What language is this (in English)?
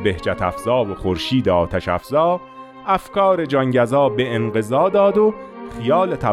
Persian